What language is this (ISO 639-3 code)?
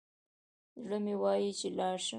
pus